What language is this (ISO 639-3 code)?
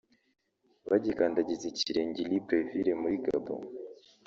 kin